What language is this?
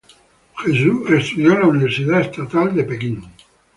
Spanish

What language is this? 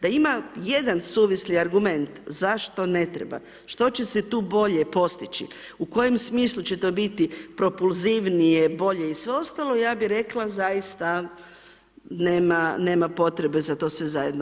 Croatian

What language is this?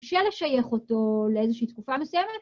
Hebrew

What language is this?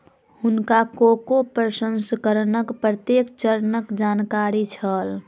Maithili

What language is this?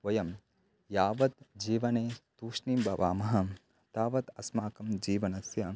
Sanskrit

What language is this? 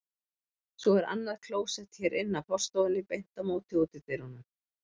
Icelandic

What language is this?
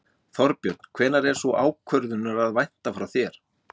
Icelandic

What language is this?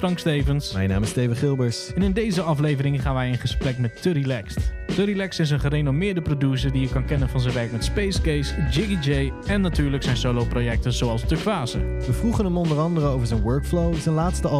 Dutch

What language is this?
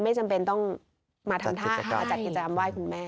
Thai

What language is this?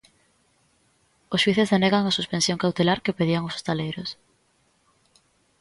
Galician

